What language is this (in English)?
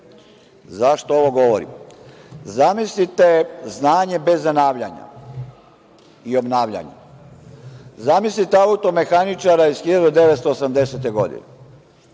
Serbian